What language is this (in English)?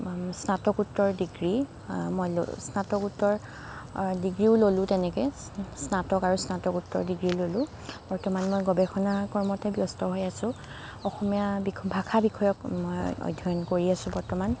Assamese